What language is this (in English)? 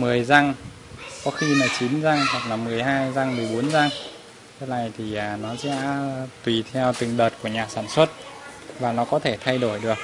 Vietnamese